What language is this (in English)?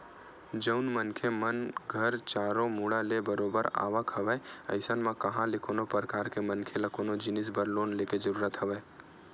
Chhattisgarhi